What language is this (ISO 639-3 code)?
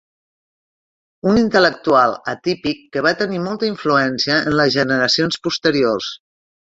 cat